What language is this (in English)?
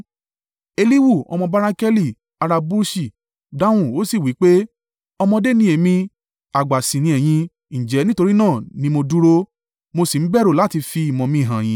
Yoruba